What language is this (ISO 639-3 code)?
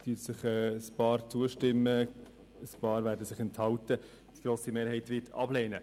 gsw